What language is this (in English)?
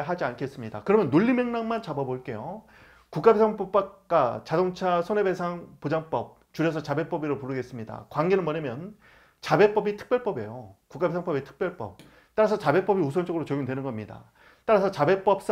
Korean